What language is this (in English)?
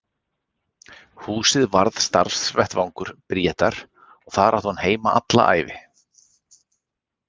Icelandic